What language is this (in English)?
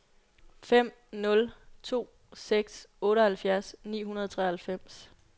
Danish